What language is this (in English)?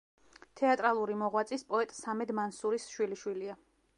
Georgian